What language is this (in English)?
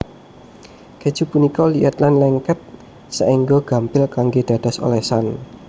Javanese